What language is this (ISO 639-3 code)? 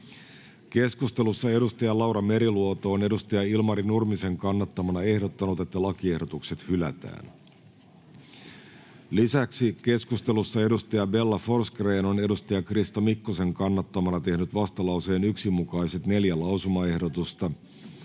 fin